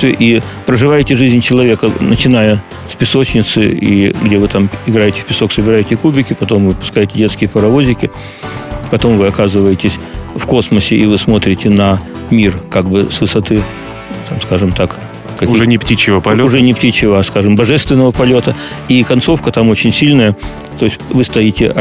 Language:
Russian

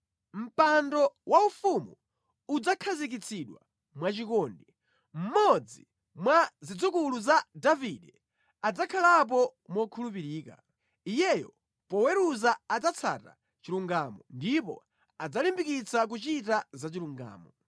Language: Nyanja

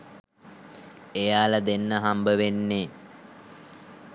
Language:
Sinhala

